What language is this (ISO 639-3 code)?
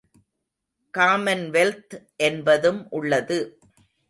tam